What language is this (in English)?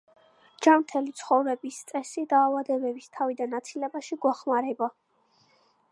Georgian